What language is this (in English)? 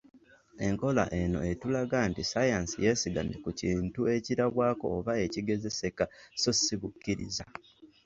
Ganda